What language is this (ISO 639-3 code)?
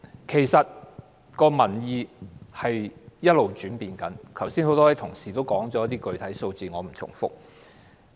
yue